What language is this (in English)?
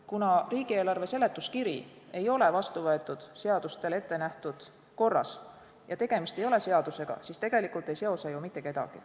Estonian